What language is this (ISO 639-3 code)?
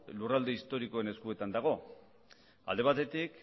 eus